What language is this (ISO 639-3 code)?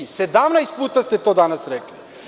srp